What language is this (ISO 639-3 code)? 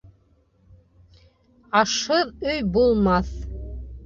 bak